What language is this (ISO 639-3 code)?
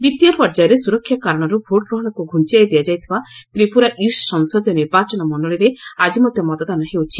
ori